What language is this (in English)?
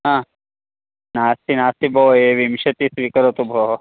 Sanskrit